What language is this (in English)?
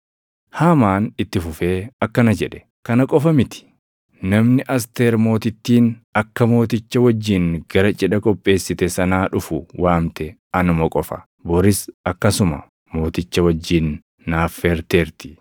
Oromo